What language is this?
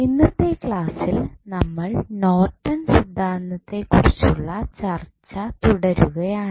Malayalam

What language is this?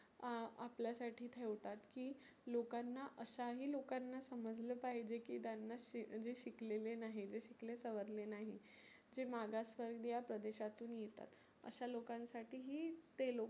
Marathi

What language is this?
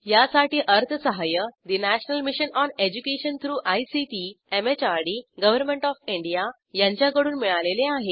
Marathi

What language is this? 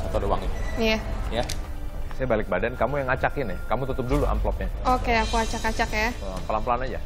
Indonesian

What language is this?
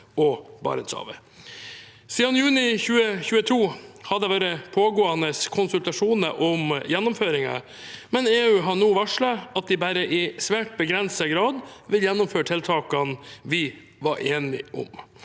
Norwegian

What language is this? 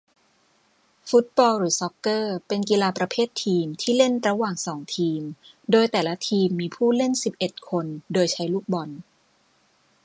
Thai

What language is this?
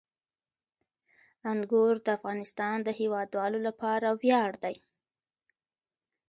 Pashto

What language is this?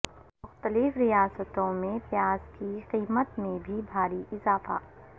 Urdu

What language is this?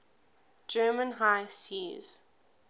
English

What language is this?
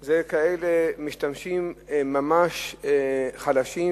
Hebrew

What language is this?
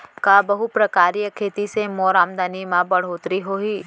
Chhattisgarhi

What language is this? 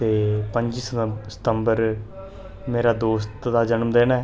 Dogri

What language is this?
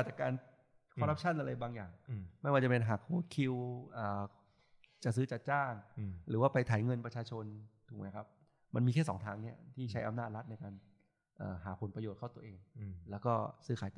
Thai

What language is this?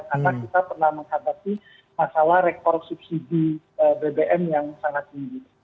Indonesian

